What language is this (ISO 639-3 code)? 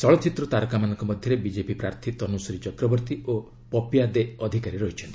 ori